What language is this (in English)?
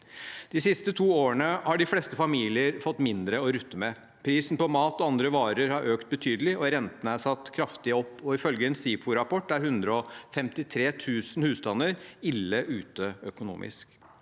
Norwegian